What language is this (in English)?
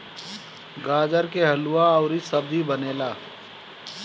Bhojpuri